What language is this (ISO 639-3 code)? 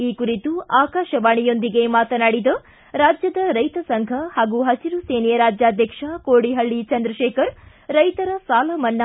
kan